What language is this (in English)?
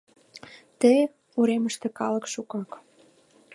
Mari